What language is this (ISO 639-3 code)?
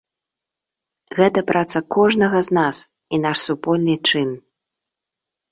bel